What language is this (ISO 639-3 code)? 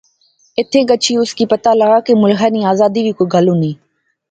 phr